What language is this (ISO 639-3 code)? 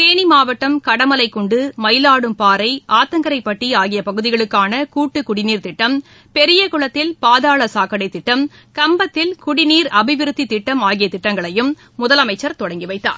tam